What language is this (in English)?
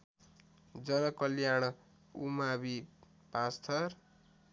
Nepali